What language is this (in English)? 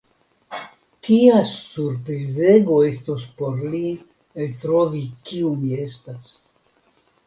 Esperanto